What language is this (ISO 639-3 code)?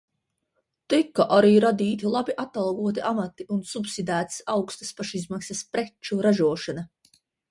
lav